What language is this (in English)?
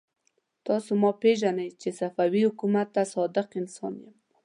Pashto